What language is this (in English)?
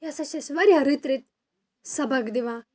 Kashmiri